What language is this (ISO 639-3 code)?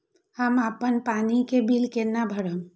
mai